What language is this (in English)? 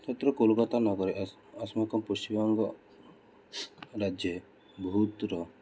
Sanskrit